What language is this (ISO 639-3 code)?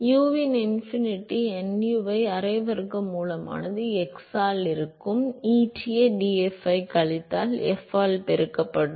tam